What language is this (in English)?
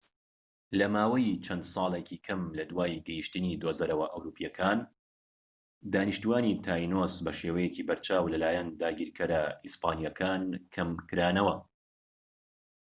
Central Kurdish